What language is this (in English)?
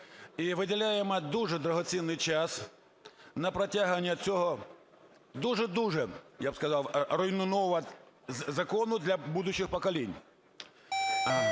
Ukrainian